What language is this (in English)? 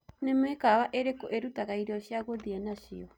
Kikuyu